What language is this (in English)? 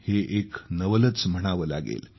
Marathi